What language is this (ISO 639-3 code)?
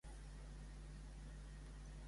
cat